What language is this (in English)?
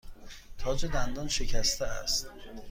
Persian